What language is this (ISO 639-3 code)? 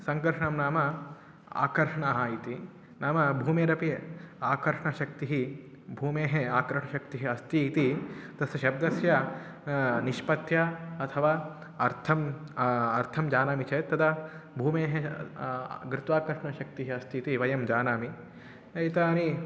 san